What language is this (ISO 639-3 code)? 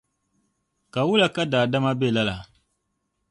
dag